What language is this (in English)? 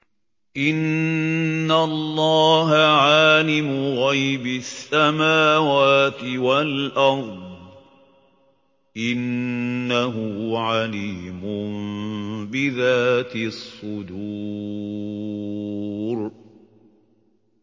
Arabic